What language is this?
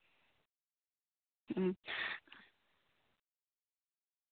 Santali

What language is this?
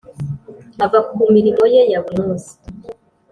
Kinyarwanda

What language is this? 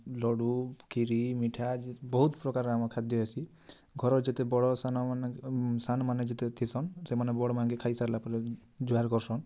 Odia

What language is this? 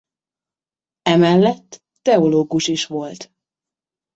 Hungarian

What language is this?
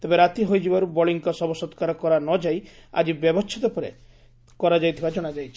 Odia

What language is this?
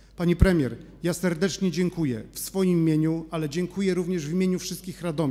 Polish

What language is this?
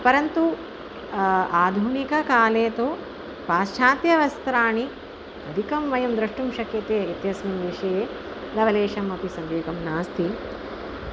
Sanskrit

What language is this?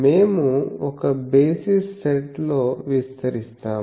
Telugu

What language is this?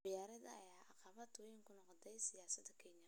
Somali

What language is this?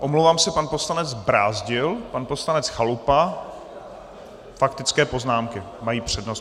Czech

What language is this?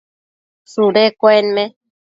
Matsés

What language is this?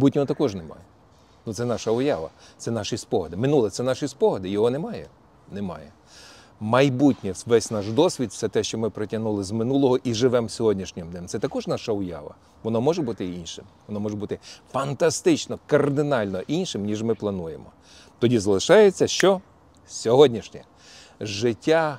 Ukrainian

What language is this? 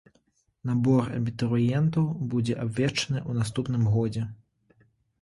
Belarusian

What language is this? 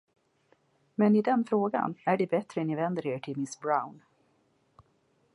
Swedish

